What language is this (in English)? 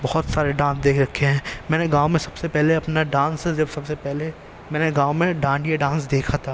Urdu